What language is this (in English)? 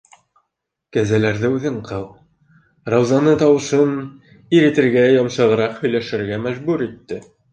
Bashkir